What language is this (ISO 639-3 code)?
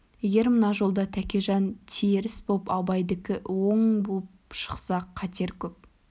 kaz